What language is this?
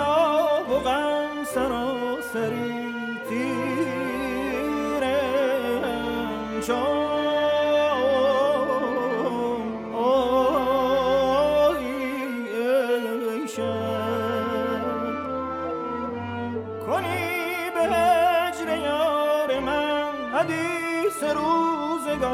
Persian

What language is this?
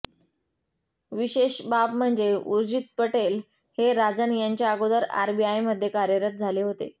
Marathi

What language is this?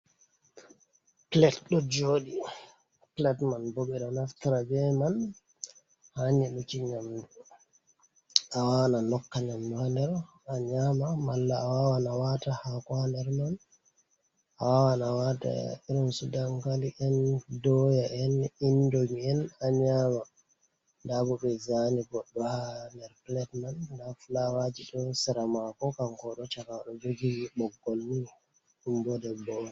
Fula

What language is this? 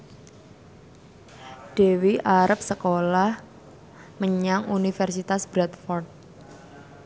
Javanese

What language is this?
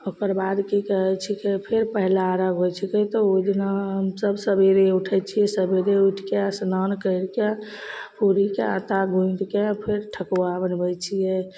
Maithili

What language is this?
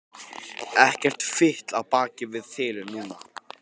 Icelandic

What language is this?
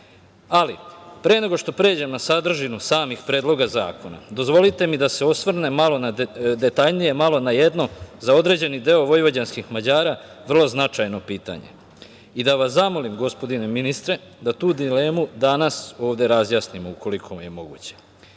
Serbian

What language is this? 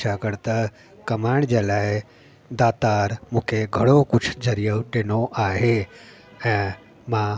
Sindhi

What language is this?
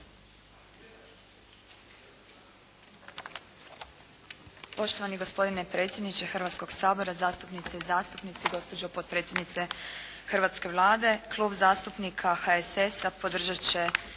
Croatian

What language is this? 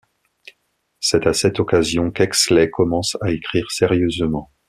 French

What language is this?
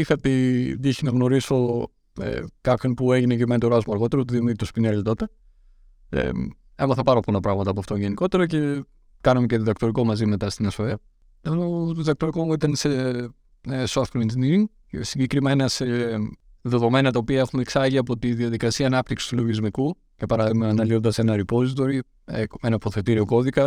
Greek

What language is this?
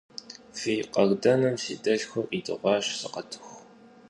Kabardian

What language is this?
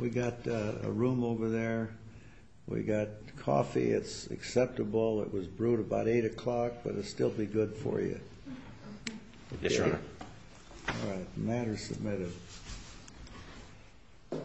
English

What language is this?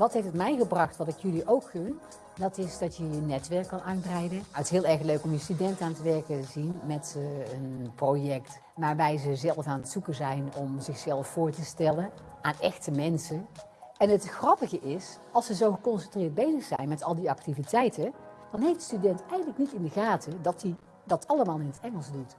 Dutch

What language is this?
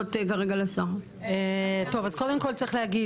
Hebrew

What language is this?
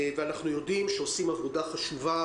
Hebrew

